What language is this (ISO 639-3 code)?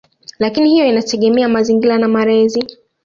swa